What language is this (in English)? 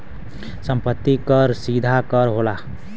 Bhojpuri